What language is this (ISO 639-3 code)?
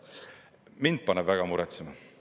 est